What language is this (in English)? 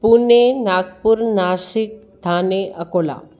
Sindhi